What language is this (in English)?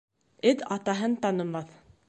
Bashkir